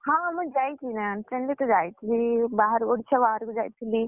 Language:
Odia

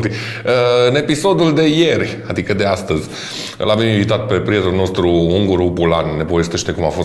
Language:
Romanian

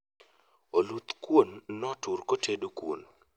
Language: Luo (Kenya and Tanzania)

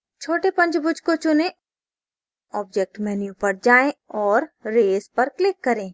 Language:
Hindi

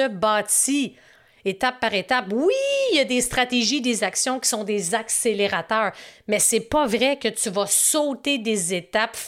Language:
French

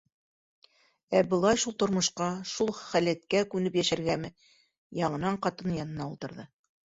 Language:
Bashkir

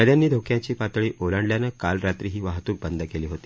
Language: Marathi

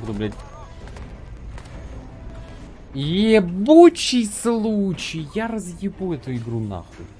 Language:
Russian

